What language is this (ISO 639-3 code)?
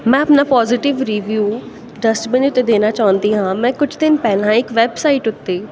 pan